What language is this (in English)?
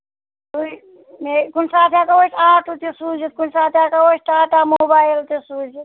Kashmiri